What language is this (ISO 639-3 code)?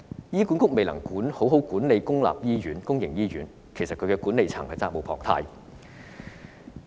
yue